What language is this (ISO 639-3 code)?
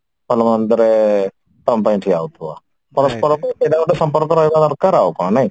ori